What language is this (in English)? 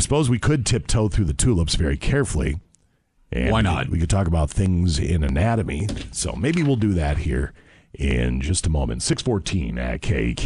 English